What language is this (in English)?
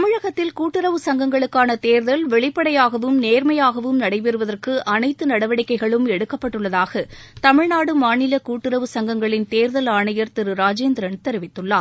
Tamil